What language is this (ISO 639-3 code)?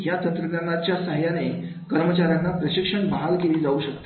mar